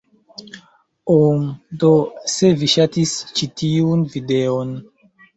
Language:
Esperanto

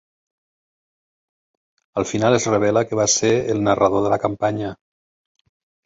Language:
Catalan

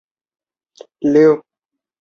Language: Chinese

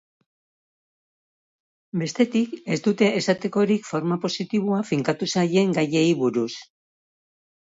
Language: Basque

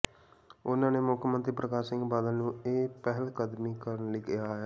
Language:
Punjabi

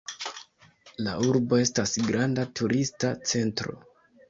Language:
Esperanto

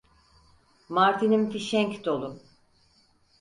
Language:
Turkish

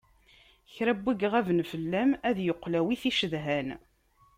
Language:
Kabyle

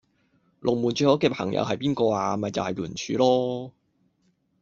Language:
Cantonese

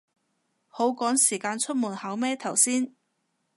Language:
Cantonese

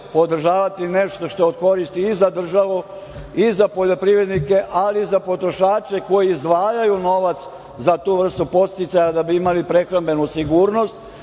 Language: Serbian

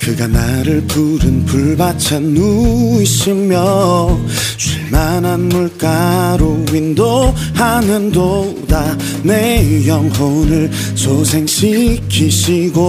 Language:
Korean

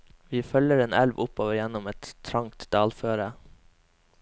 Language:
Norwegian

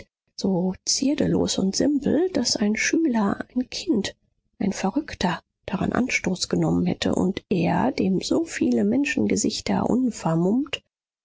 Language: German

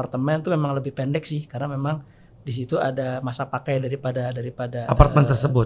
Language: Indonesian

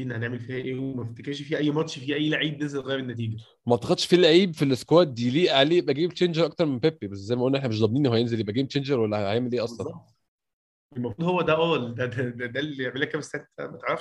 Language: Arabic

